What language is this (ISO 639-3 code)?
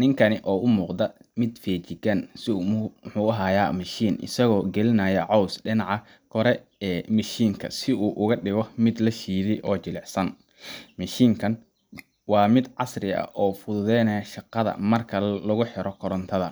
som